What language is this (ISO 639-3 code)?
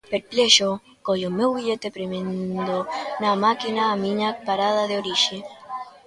glg